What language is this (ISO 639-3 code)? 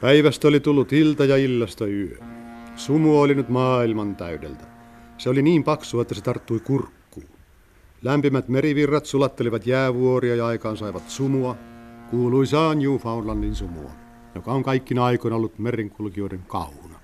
fin